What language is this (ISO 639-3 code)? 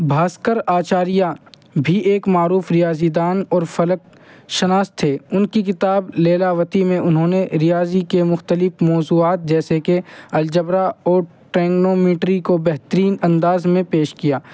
urd